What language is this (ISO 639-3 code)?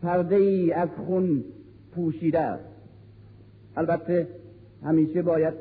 fas